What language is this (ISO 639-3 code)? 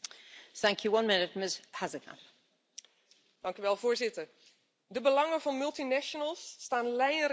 nld